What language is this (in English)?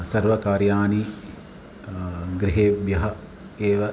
Sanskrit